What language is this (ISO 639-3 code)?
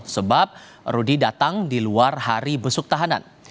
ind